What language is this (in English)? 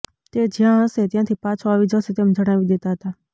Gujarati